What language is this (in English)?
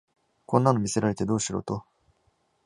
Japanese